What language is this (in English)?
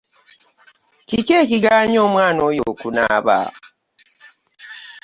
Ganda